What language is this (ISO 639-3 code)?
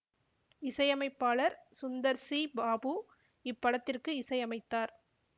tam